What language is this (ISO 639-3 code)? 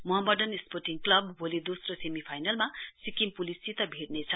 nep